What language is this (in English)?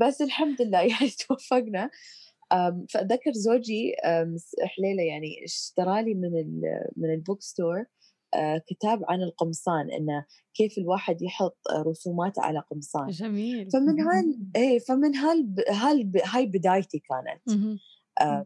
Arabic